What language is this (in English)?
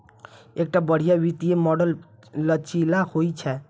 Maithili